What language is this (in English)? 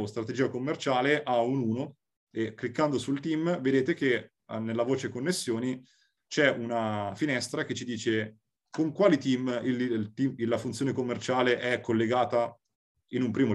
Italian